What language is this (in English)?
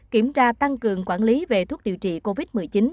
Vietnamese